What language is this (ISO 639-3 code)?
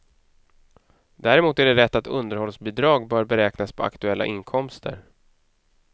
swe